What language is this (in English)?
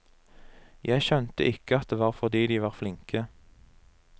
Norwegian